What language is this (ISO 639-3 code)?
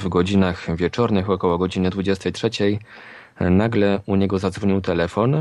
pol